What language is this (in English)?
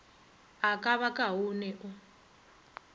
Northern Sotho